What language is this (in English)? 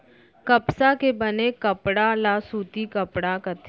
Chhattisgarhi